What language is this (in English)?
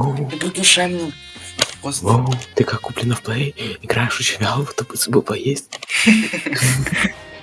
Russian